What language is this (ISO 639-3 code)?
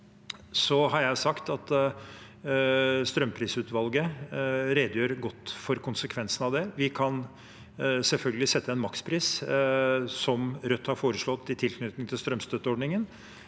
nor